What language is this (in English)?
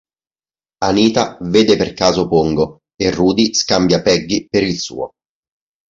Italian